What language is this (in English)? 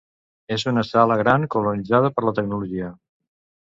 Catalan